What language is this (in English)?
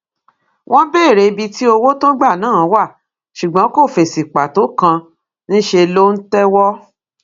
Yoruba